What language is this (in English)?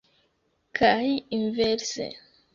Esperanto